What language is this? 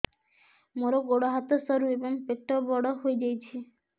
Odia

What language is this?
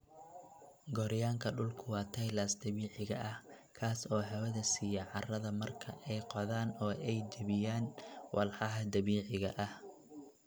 Somali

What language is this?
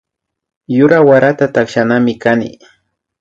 Imbabura Highland Quichua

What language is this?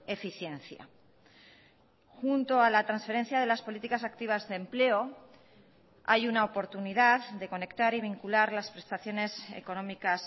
Spanish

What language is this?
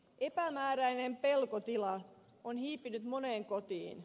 Finnish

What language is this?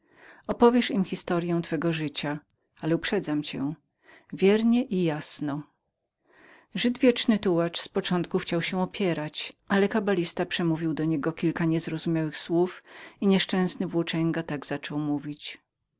Polish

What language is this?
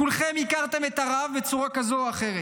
Hebrew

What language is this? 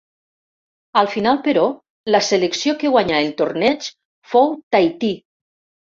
Catalan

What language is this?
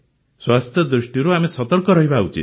Odia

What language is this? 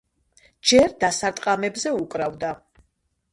Georgian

